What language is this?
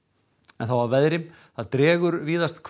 Icelandic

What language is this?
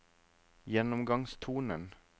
Norwegian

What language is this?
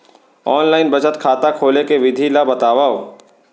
Chhattisgarhi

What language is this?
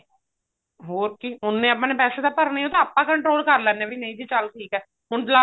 Punjabi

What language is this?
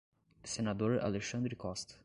Portuguese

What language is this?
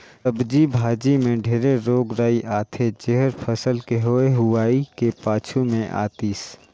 Chhattisgarhi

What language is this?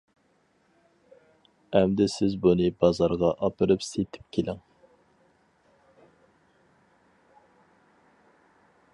Uyghur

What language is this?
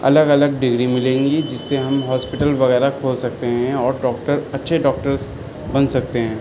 Urdu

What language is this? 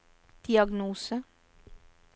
Norwegian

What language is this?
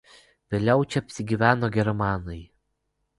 Lithuanian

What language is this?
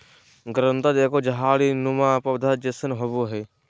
Magahi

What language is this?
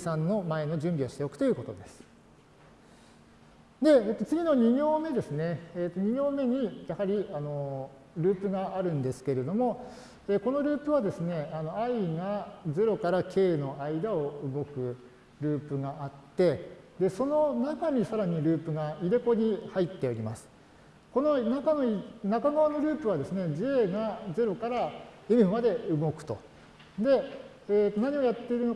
Japanese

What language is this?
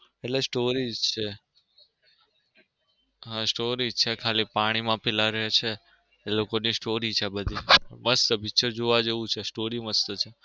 Gujarati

